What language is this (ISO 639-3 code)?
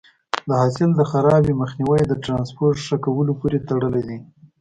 pus